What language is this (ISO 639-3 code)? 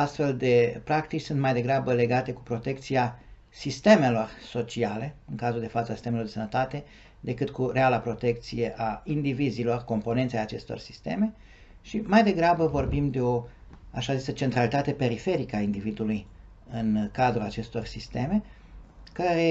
ron